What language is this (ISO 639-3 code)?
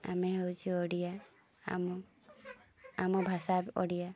ori